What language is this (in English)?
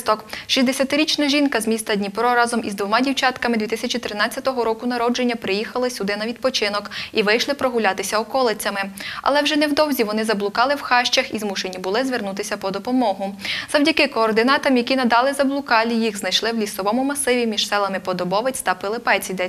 Ukrainian